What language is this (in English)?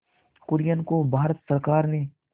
Hindi